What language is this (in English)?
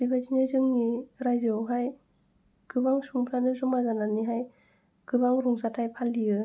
Bodo